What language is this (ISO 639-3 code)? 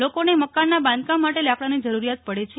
guj